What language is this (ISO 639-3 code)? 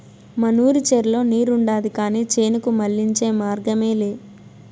tel